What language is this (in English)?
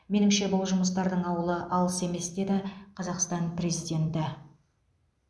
Kazakh